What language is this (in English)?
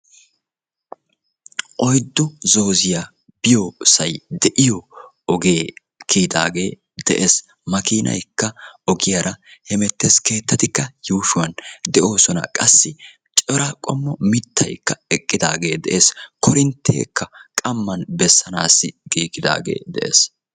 Wolaytta